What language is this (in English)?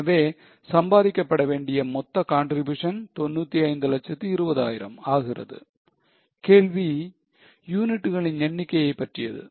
Tamil